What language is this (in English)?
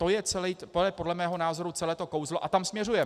Czech